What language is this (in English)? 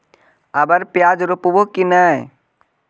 Magahi